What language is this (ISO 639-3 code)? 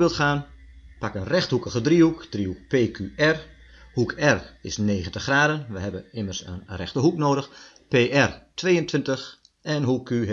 nld